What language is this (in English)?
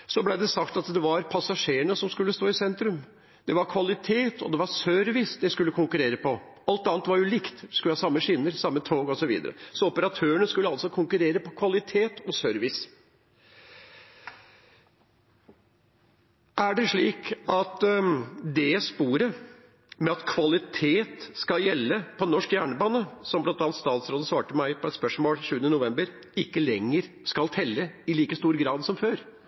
Norwegian Bokmål